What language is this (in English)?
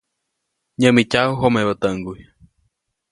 Copainalá Zoque